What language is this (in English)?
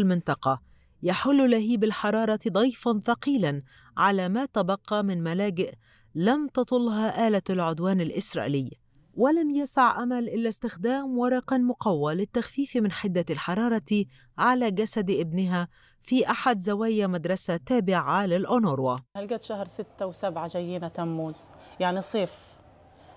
Arabic